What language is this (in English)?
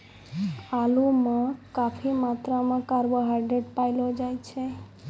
Maithili